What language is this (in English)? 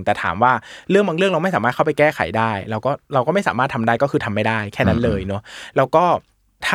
Thai